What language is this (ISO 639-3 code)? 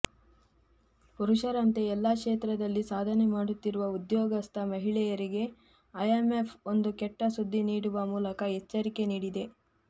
kan